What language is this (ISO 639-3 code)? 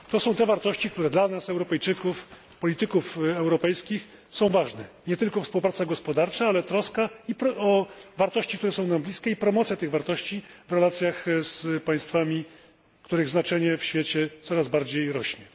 pol